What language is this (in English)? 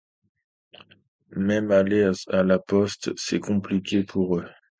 French